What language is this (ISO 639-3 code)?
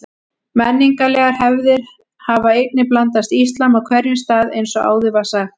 isl